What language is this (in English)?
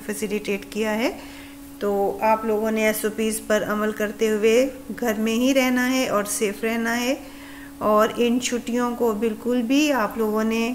Hindi